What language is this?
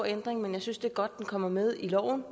Danish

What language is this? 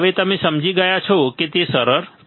Gujarati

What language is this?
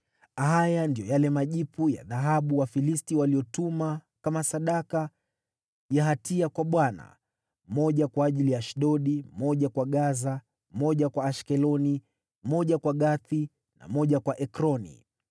Swahili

